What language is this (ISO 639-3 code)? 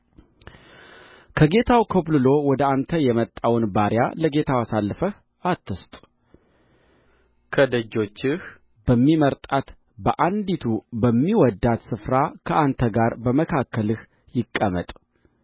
amh